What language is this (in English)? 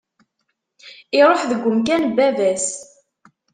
Kabyle